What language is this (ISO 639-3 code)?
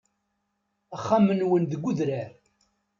kab